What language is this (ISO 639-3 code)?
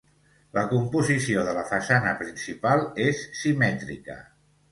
cat